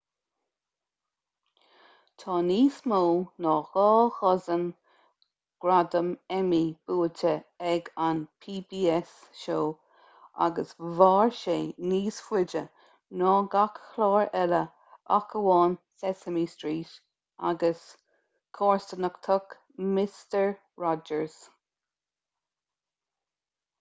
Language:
Irish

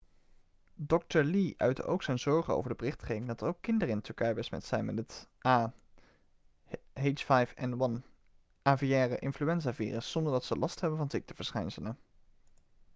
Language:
Dutch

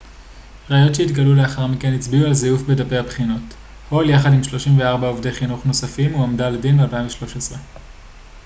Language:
Hebrew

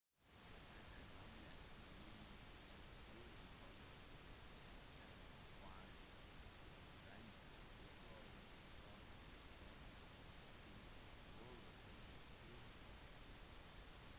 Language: Norwegian Bokmål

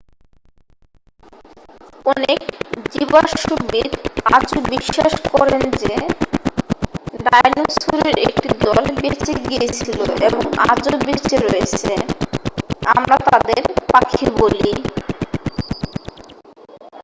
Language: Bangla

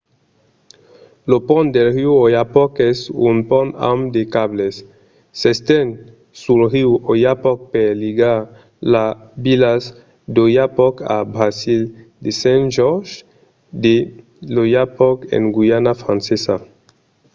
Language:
Occitan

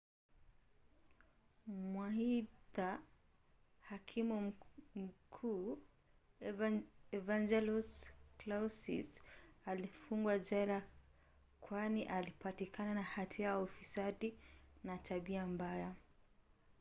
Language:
Swahili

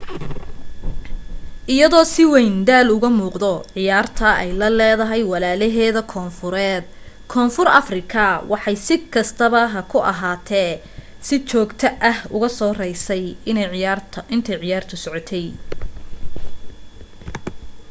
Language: Somali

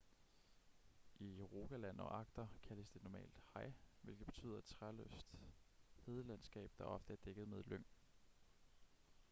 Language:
Danish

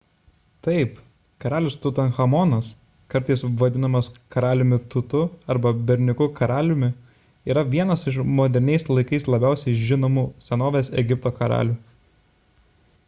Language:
Lithuanian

